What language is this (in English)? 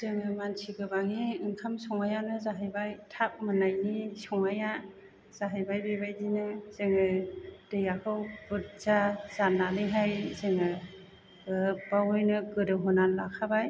Bodo